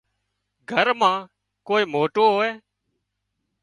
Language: Wadiyara Koli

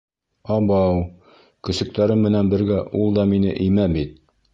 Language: Bashkir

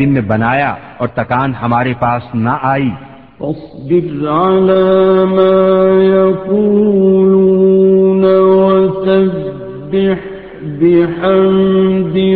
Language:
Urdu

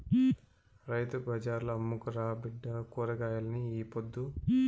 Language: Telugu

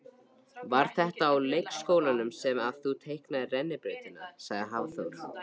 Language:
Icelandic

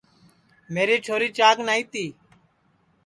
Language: Sansi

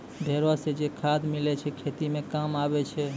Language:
Maithili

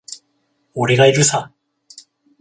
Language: Japanese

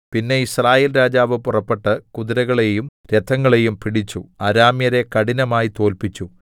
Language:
Malayalam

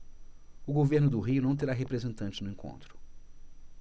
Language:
Portuguese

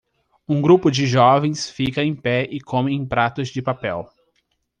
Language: Portuguese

